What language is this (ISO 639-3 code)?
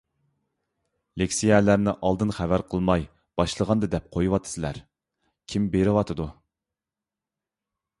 uig